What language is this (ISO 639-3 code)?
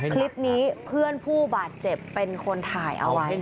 tha